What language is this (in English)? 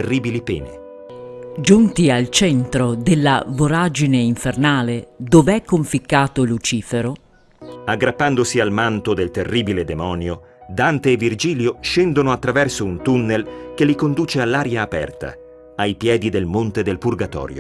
Italian